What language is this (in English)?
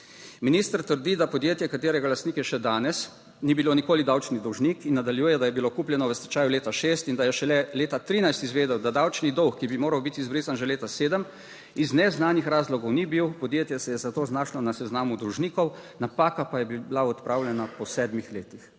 Slovenian